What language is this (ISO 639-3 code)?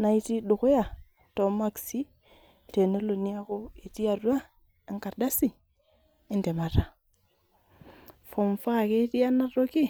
mas